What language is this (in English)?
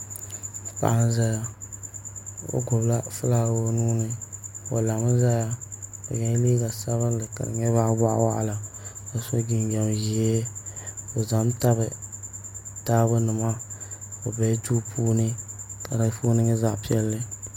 Dagbani